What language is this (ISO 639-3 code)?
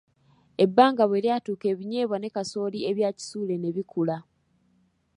lug